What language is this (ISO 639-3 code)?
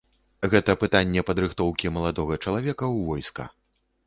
bel